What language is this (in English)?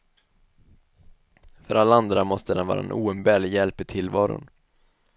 Swedish